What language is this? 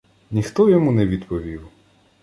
Ukrainian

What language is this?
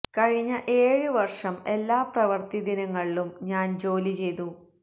Malayalam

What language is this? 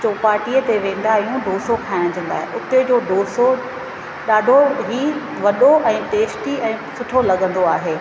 Sindhi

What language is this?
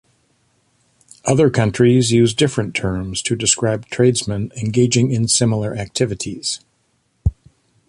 English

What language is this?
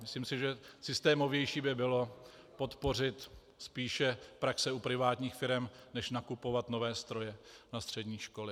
Czech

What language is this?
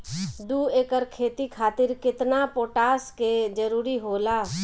Bhojpuri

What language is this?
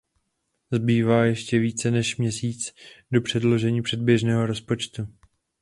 Czech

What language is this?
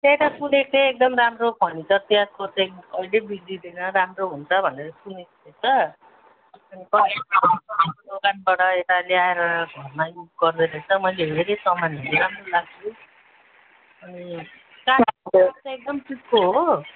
Nepali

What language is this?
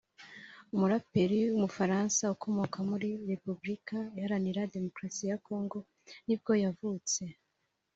Kinyarwanda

